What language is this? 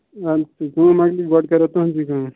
Kashmiri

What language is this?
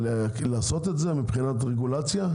Hebrew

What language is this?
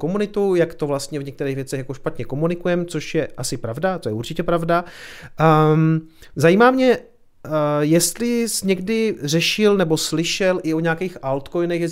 Czech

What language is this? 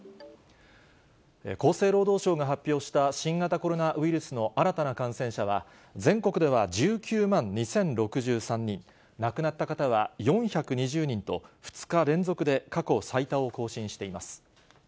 Japanese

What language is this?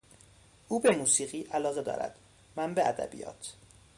Persian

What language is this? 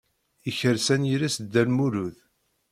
Kabyle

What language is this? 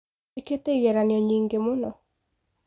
Kikuyu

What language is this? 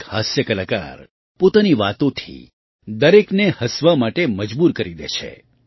Gujarati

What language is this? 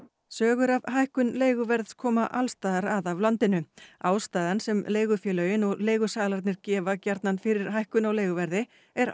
Icelandic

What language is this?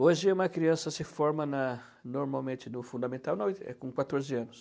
Portuguese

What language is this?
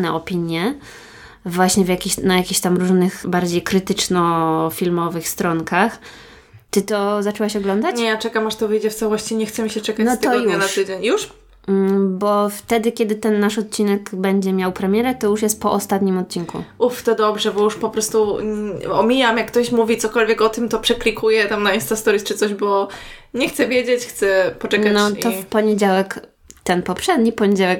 Polish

